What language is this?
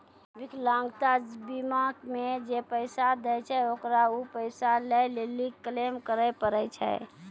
Maithili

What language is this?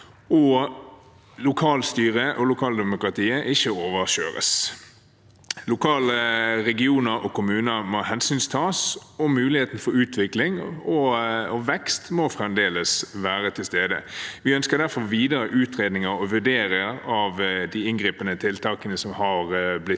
Norwegian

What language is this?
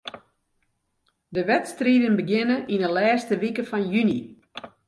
Western Frisian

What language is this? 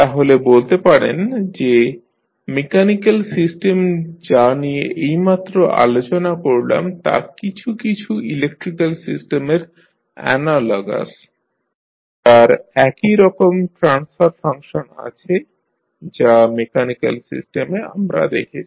Bangla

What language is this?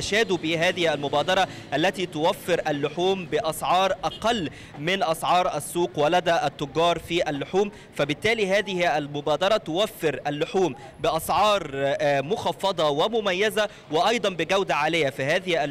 Arabic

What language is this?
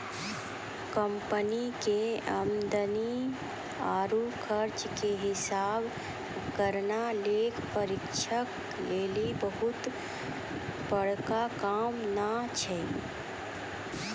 Maithili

